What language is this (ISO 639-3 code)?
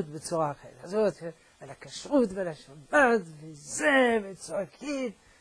heb